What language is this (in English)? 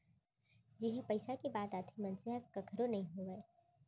Chhattisgarhi